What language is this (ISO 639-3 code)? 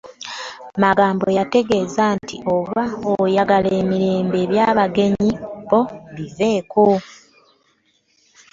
lug